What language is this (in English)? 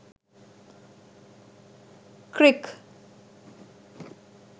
Sinhala